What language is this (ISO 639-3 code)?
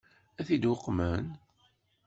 kab